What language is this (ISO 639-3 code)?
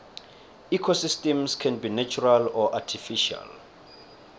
nbl